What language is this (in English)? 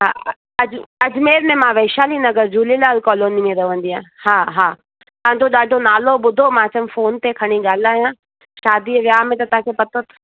Sindhi